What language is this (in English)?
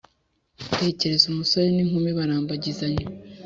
Kinyarwanda